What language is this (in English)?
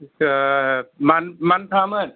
Bodo